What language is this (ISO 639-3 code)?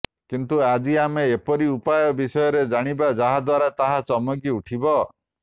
ori